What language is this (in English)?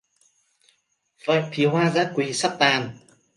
Vietnamese